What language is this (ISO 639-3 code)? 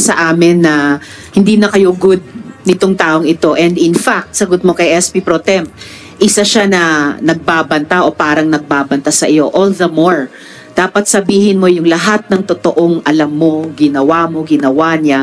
fil